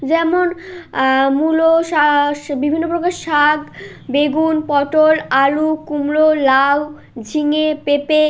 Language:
Bangla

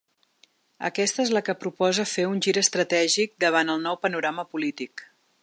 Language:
Catalan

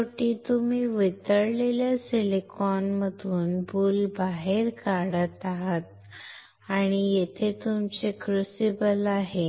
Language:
Marathi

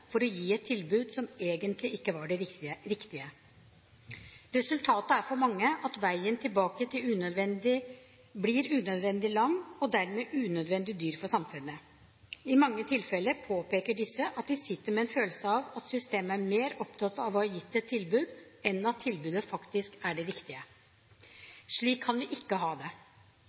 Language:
Norwegian Bokmål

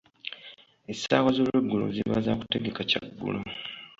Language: Ganda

